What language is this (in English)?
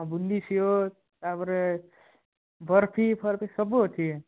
Odia